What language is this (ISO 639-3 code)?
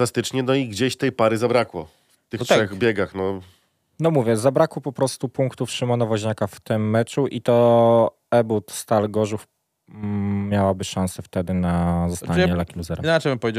pol